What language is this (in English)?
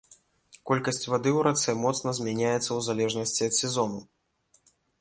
Belarusian